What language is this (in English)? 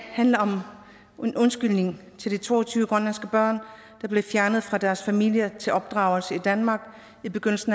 Danish